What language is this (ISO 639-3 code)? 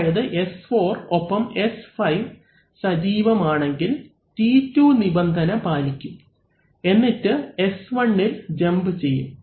mal